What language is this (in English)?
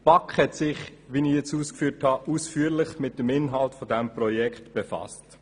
Swiss German